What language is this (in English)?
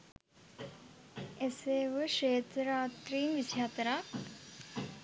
Sinhala